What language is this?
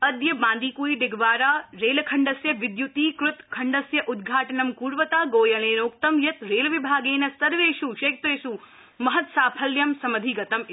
Sanskrit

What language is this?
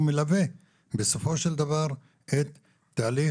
Hebrew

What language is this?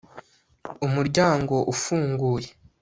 Kinyarwanda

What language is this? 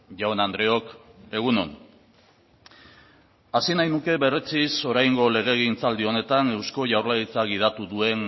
Basque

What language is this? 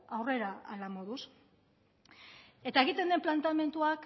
Basque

